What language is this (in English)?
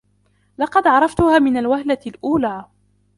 Arabic